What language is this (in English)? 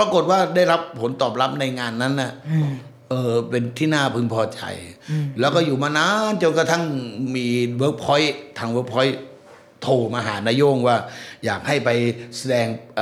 Thai